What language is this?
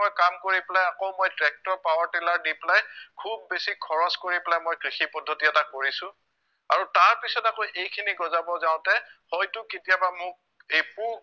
Assamese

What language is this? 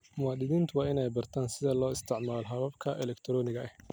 Somali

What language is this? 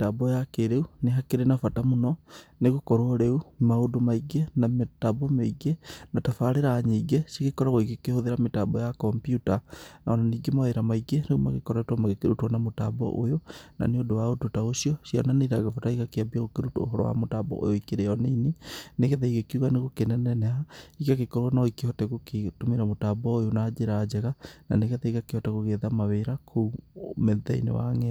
Kikuyu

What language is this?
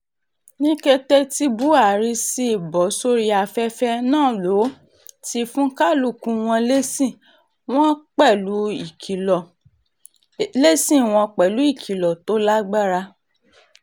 Yoruba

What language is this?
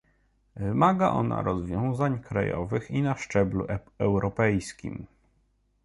Polish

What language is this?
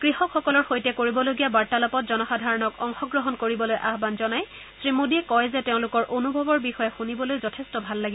Assamese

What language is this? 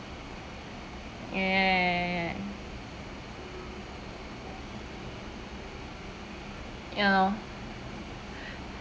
English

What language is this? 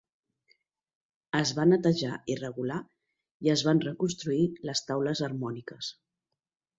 Catalan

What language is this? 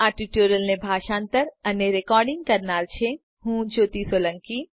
Gujarati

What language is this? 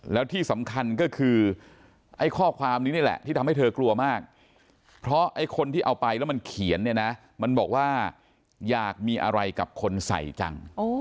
Thai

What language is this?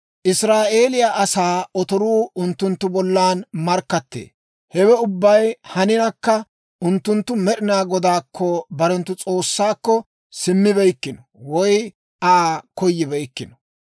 Dawro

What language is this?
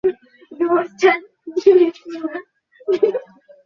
Bangla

